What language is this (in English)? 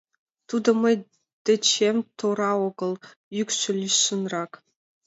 Mari